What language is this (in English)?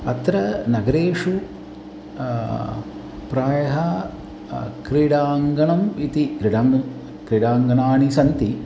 Sanskrit